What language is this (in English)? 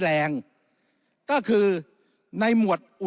Thai